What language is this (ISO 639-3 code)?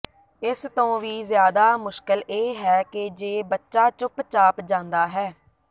pan